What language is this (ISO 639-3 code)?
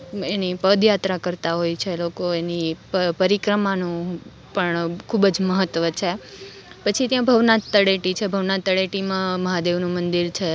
guj